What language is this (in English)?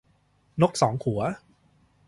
Thai